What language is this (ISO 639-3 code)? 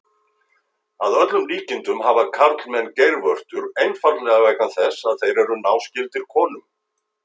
isl